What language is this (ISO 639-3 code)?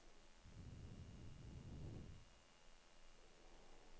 nor